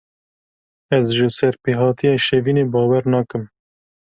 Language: Kurdish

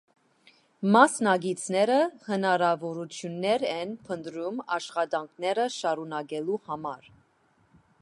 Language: Armenian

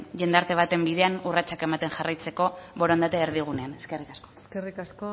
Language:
Basque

